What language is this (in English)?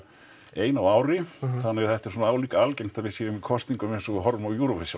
Icelandic